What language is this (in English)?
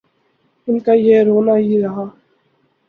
Urdu